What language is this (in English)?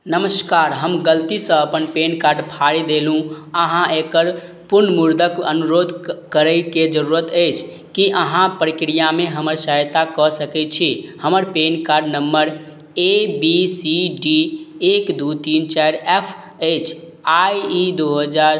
Maithili